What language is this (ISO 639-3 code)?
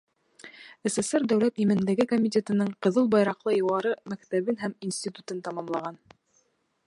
bak